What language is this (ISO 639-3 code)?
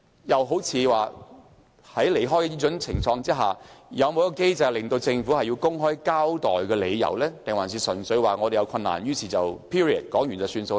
yue